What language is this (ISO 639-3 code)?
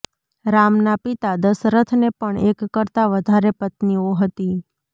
guj